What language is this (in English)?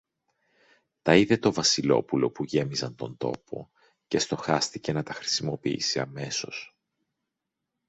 Greek